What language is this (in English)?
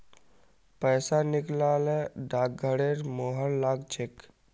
Magahi